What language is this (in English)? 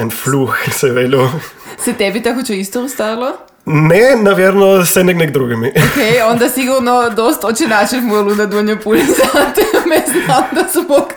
Croatian